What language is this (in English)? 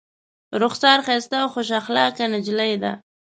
Pashto